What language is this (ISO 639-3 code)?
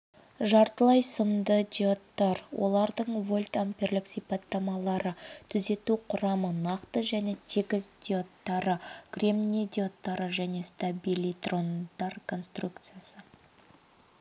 kaz